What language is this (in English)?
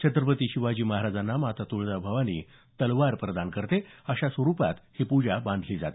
Marathi